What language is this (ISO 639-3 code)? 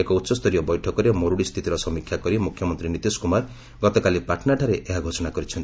ori